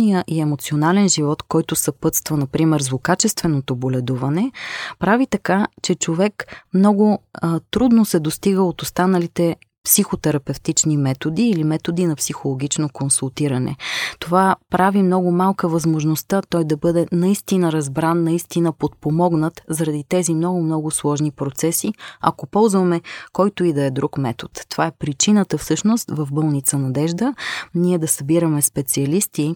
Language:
Bulgarian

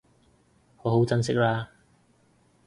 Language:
Cantonese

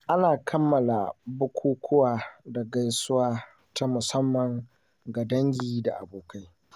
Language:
Hausa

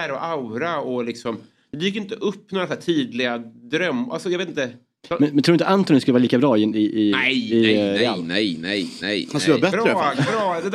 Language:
Swedish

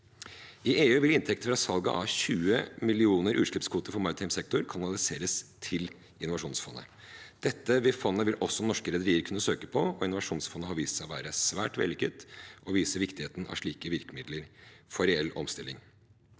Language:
Norwegian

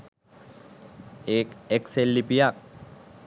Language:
Sinhala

